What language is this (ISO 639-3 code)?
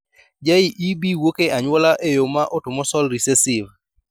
luo